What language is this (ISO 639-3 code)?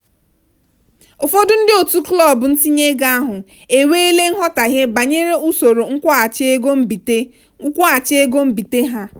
ibo